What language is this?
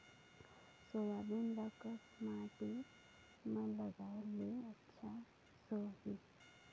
Chhattisgarhi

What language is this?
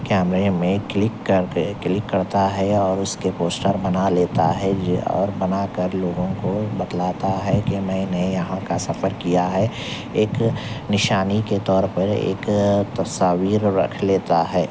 Urdu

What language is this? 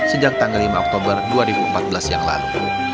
Indonesian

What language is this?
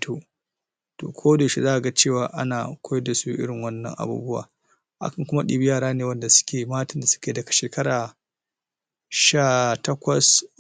Hausa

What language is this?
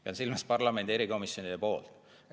Estonian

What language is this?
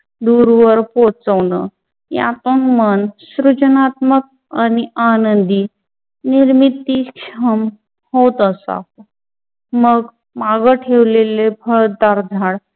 Marathi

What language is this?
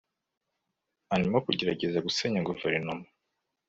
Kinyarwanda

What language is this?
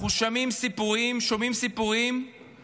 Hebrew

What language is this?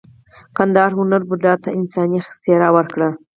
Pashto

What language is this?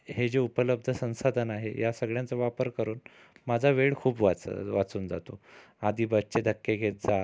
Marathi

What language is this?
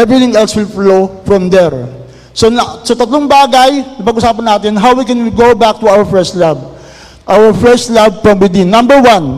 Filipino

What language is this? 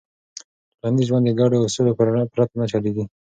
Pashto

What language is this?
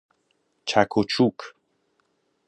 Persian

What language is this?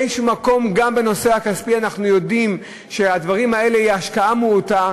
Hebrew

